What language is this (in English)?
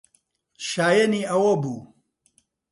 Central Kurdish